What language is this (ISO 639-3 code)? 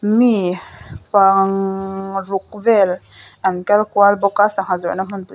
lus